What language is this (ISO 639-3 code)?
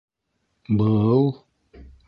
bak